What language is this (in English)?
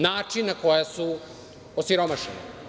Serbian